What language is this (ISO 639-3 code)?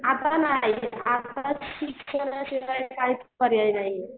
mar